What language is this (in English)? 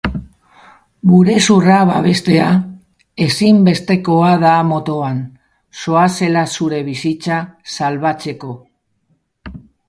Basque